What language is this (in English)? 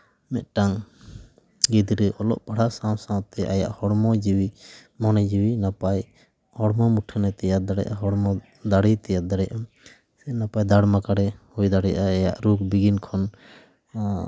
Santali